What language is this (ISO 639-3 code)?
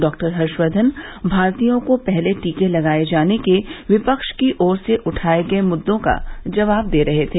hin